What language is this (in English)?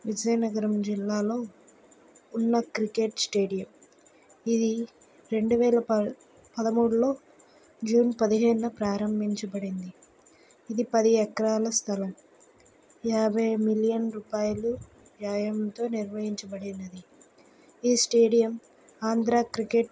Telugu